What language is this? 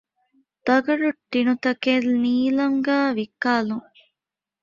Divehi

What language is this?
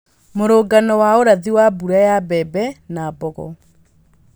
Kikuyu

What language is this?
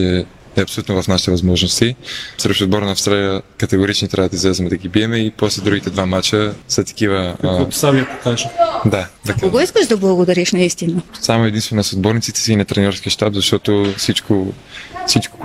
Bulgarian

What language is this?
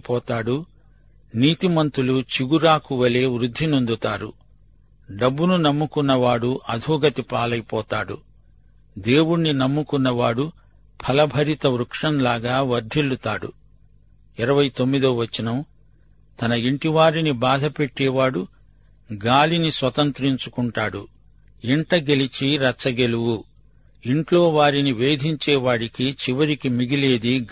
Telugu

